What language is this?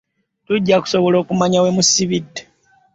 Ganda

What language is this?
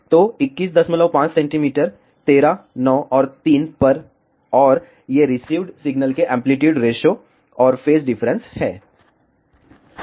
Hindi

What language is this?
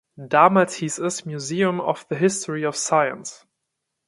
German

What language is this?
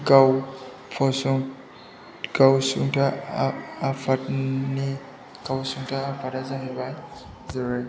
Bodo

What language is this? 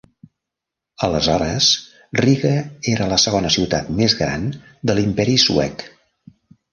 Catalan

